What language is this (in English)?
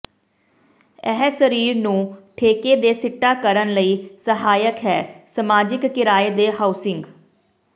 Punjabi